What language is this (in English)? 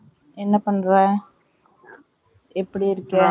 Tamil